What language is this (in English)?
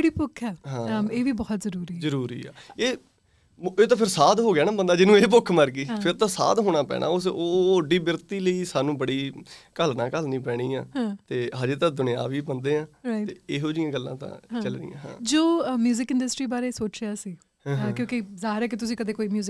Punjabi